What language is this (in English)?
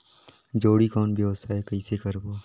Chhattisgarhi